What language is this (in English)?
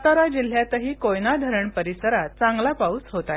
Marathi